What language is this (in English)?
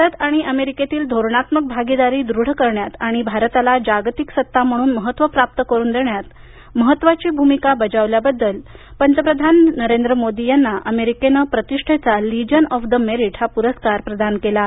Marathi